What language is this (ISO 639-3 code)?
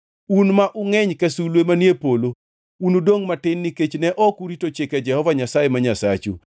luo